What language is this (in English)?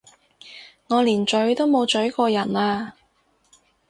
Cantonese